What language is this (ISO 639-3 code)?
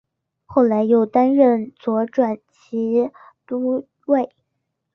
zho